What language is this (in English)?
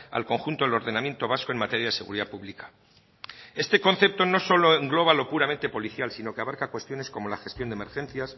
Spanish